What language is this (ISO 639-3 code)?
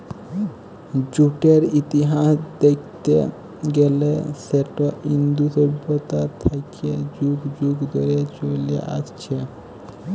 ben